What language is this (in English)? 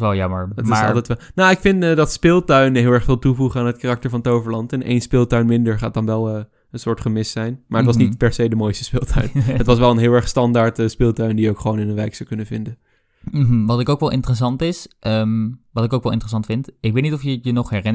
Dutch